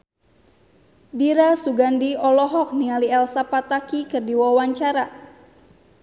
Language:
Sundanese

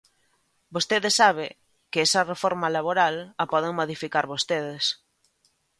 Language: Galician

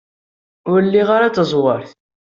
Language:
Kabyle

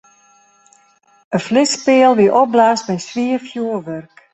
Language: Western Frisian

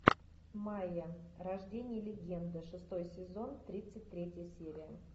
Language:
Russian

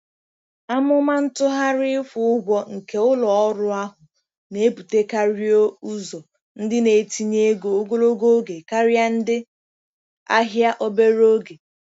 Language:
Igbo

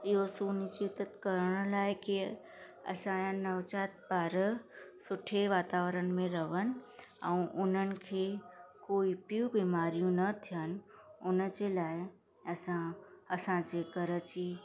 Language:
Sindhi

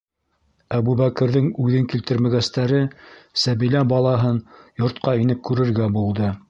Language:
Bashkir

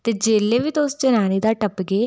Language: Dogri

